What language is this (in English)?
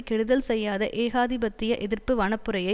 Tamil